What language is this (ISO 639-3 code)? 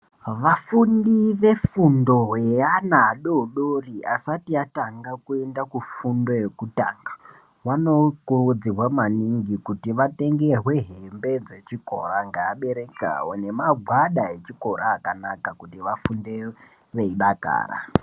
ndc